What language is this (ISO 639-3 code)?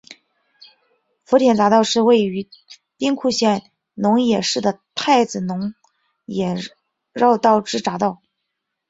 zho